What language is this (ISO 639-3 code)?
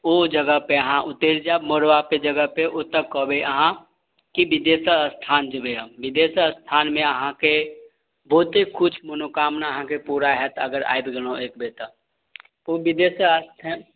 mai